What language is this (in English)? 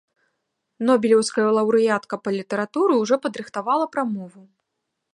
Belarusian